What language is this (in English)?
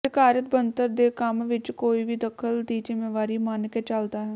Punjabi